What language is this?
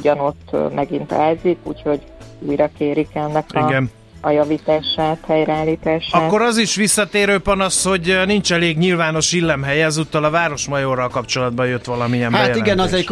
Hungarian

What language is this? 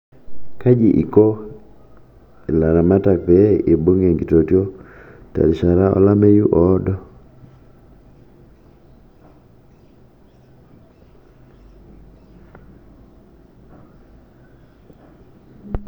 Masai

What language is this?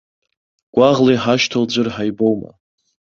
Abkhazian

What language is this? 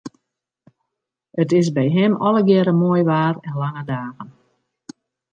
Western Frisian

